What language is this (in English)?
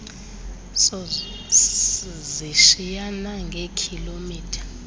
Xhosa